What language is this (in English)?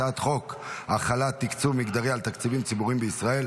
Hebrew